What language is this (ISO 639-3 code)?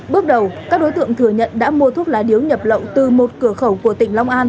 vie